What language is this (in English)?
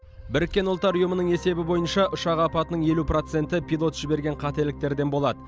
Kazakh